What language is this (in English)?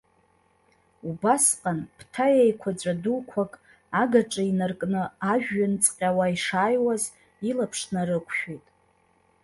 Abkhazian